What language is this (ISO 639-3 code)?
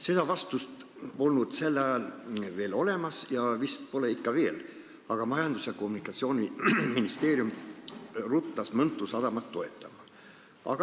est